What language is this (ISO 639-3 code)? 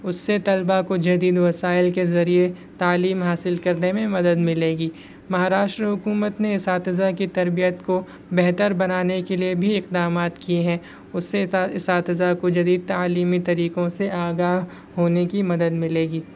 urd